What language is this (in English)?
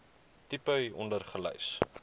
Afrikaans